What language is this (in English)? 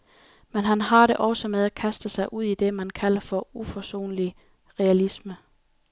Danish